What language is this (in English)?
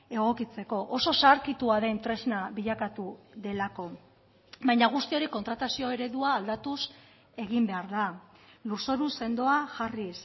Basque